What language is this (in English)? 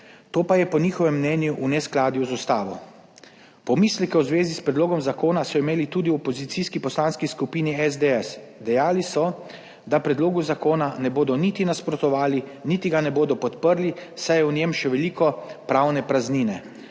Slovenian